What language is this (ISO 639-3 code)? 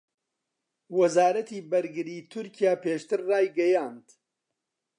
ckb